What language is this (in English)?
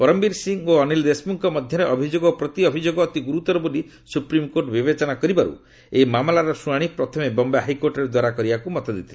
Odia